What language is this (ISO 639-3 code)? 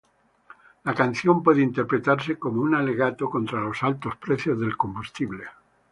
spa